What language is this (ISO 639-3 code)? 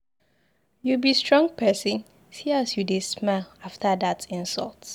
pcm